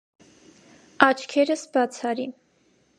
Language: Armenian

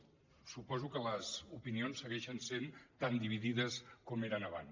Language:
Catalan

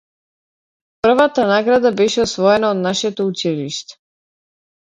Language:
Macedonian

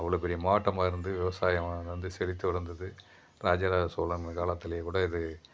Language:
Tamil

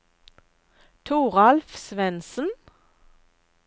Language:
Norwegian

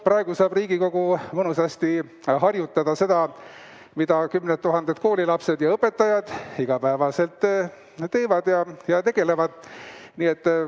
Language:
Estonian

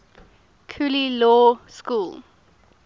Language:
English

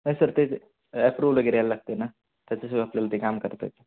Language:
Marathi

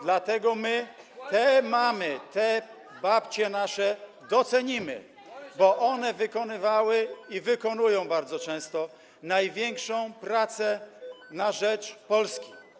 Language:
Polish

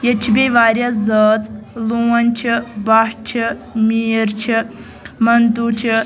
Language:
Kashmiri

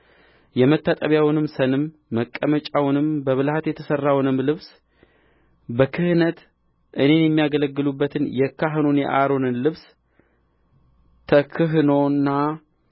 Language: Amharic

